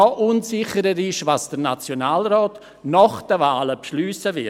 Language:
Swiss German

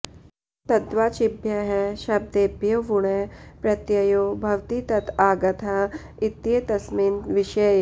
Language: Sanskrit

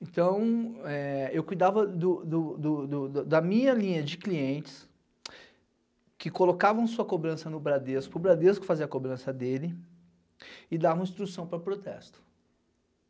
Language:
Portuguese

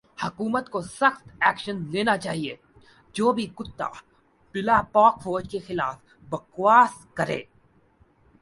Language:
Urdu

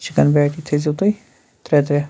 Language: Kashmiri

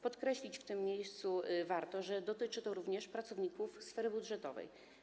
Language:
Polish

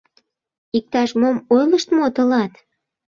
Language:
Mari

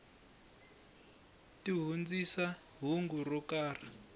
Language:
Tsonga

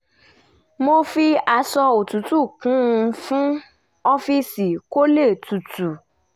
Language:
Yoruba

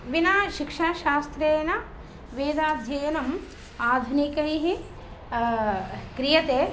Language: Sanskrit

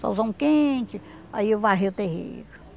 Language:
Portuguese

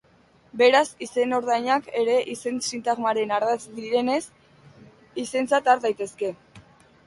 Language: Basque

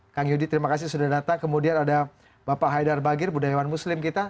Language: Indonesian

